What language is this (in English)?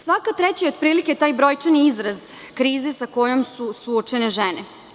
Serbian